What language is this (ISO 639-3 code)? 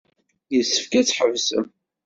kab